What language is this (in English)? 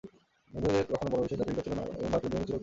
Bangla